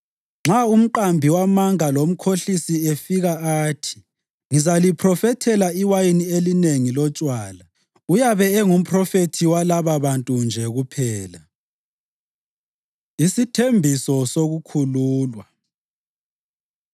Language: North Ndebele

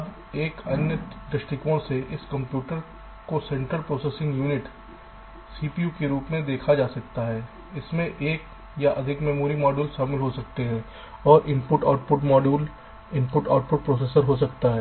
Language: Hindi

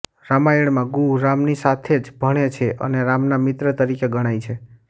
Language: Gujarati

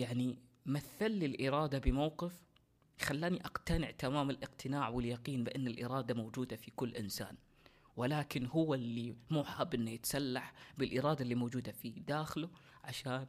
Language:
Arabic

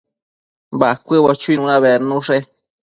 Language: Matsés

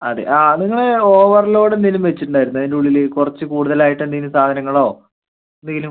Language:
Malayalam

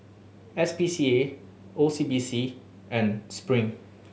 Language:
English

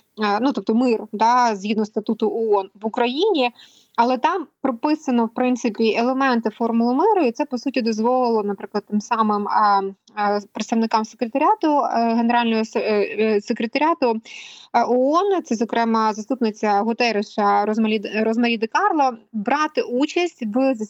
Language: Ukrainian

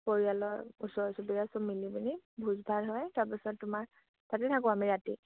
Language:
Assamese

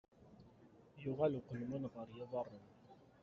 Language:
Kabyle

